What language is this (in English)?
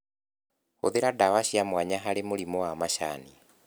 Kikuyu